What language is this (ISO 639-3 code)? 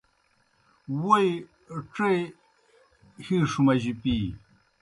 plk